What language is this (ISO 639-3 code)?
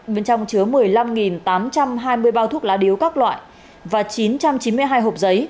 vie